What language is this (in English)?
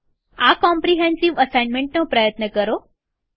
Gujarati